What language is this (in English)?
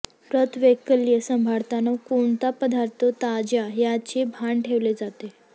Marathi